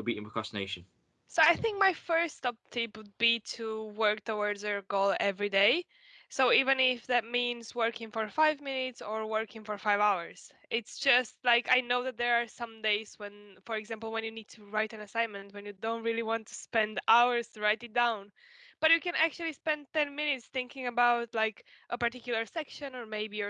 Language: English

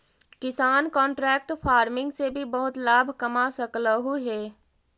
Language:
Magahi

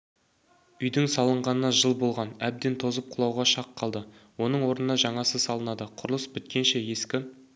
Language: Kazakh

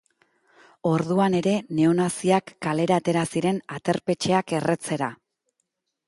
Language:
Basque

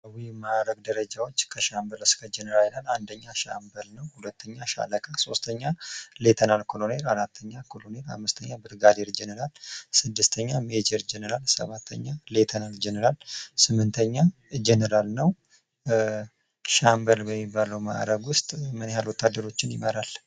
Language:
Amharic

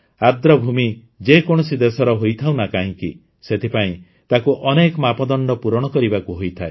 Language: Odia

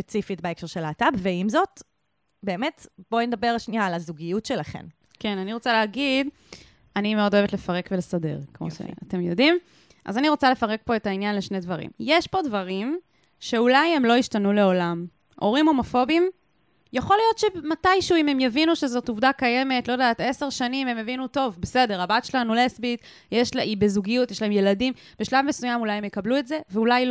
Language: Hebrew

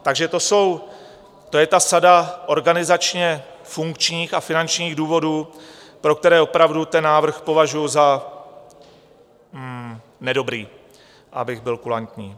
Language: Czech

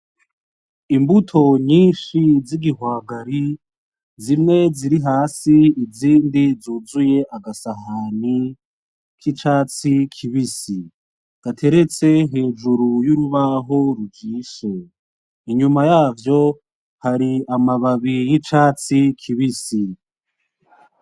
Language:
Rundi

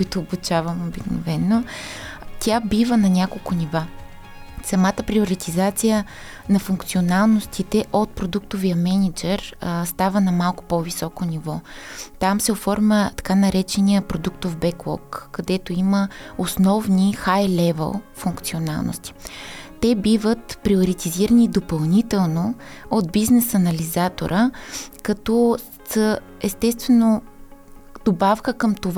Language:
Bulgarian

